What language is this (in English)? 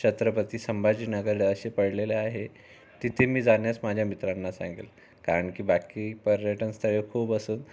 Marathi